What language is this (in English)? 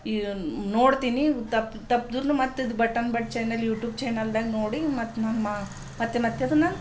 Kannada